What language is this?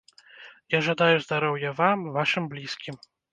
Belarusian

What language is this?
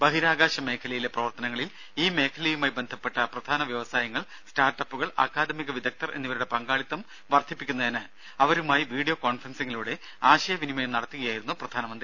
Malayalam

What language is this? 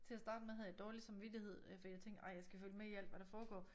Danish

